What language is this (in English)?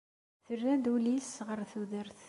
Kabyle